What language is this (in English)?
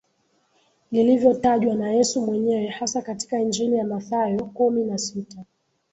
Swahili